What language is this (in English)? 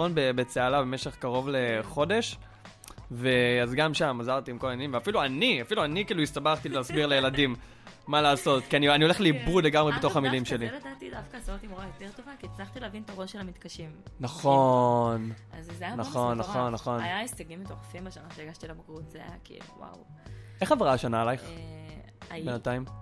Hebrew